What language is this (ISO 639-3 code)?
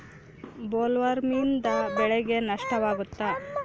kan